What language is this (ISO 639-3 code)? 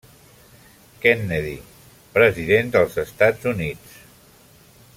cat